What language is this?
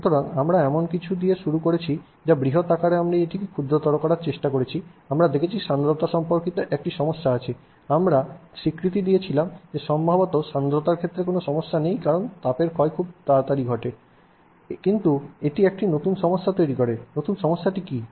Bangla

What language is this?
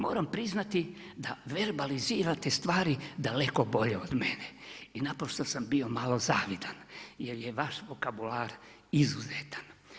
Croatian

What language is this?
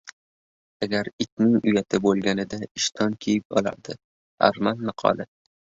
Uzbek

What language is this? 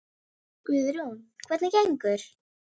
Icelandic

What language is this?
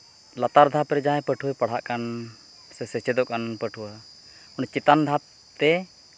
Santali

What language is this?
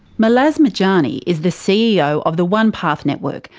English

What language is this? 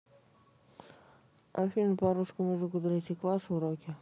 Russian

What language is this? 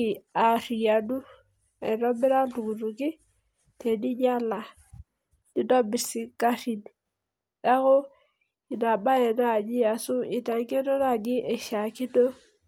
Masai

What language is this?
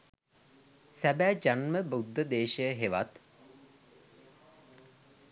Sinhala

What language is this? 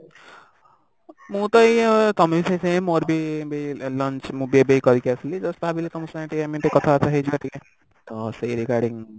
Odia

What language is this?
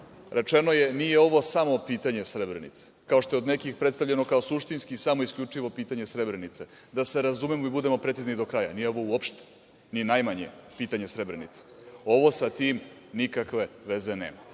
Serbian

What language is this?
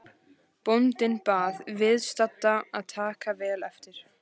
Icelandic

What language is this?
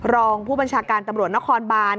Thai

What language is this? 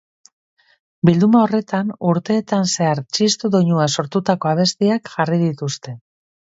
Basque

